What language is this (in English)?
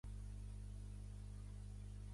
Catalan